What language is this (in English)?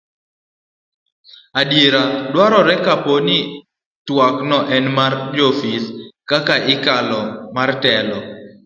Luo (Kenya and Tanzania)